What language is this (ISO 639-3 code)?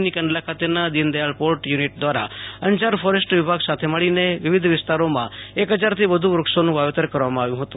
guj